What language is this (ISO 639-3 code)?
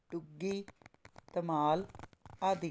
pan